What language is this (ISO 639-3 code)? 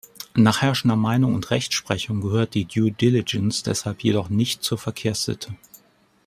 deu